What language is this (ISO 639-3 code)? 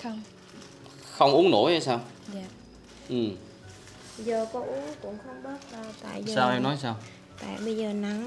vie